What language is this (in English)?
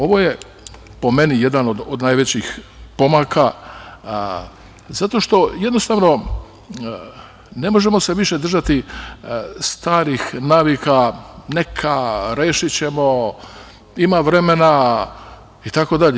Serbian